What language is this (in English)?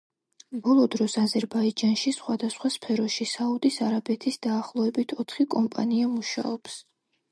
Georgian